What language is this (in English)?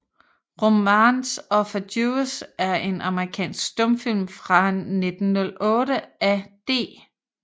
Danish